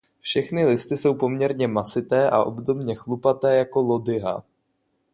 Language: Czech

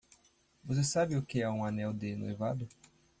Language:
Portuguese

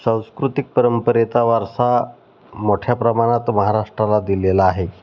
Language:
Marathi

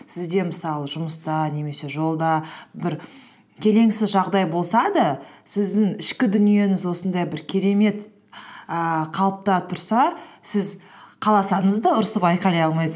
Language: Kazakh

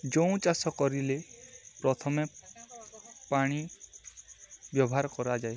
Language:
Odia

